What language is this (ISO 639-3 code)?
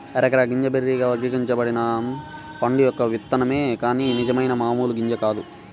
tel